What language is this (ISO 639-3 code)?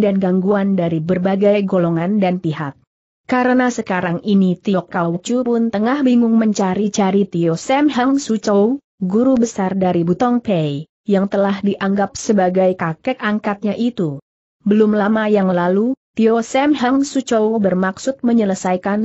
ind